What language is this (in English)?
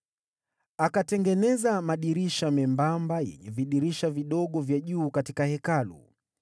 Swahili